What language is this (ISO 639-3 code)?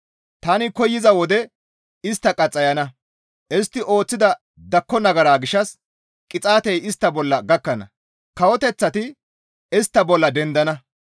gmv